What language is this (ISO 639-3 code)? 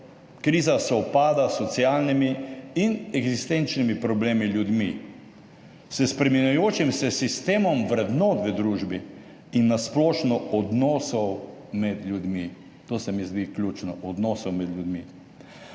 slv